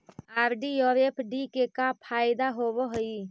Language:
Magahi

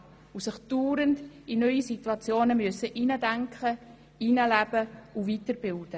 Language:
Swiss German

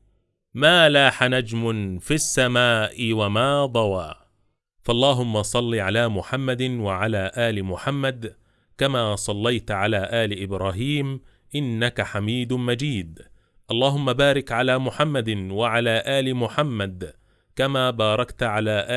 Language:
Arabic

